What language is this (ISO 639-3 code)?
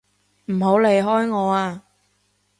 yue